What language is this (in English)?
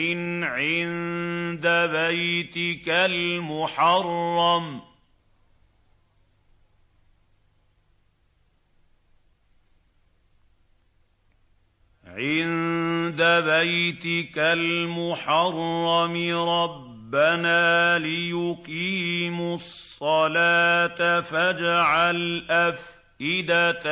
Arabic